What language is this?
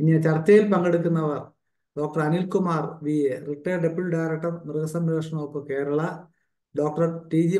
Malayalam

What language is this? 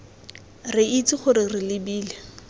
Tswana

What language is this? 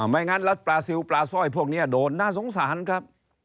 Thai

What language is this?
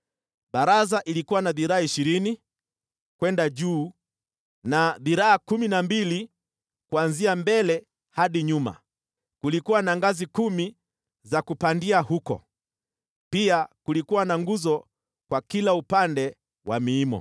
Swahili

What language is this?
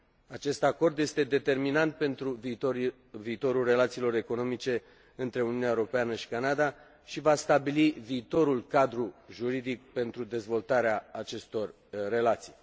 Romanian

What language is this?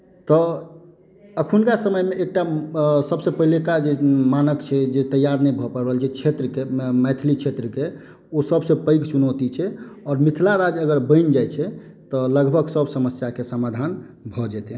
Maithili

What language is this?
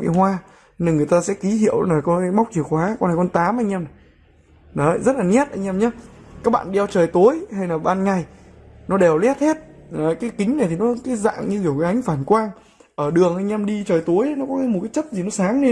Vietnamese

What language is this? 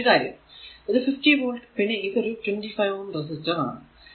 Malayalam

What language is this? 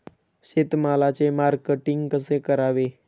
Marathi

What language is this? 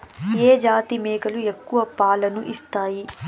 Telugu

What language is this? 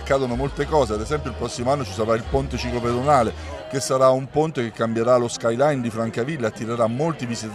Italian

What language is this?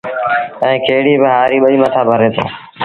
Sindhi Bhil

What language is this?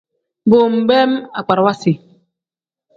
Tem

